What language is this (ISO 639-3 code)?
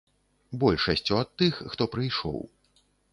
bel